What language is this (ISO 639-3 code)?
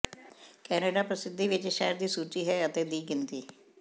pan